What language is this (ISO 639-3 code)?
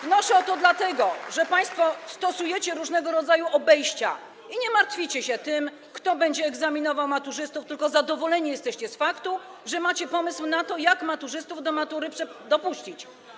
pol